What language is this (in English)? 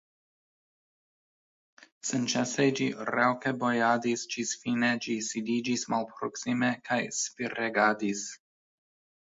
Esperanto